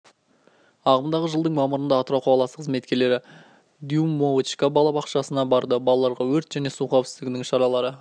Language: Kazakh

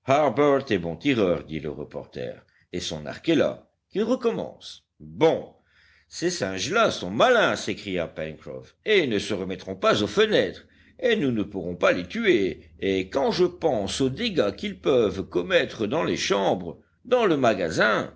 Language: French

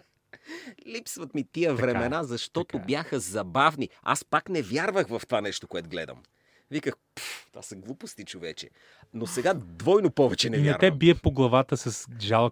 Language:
Bulgarian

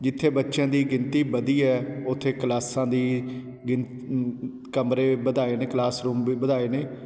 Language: Punjabi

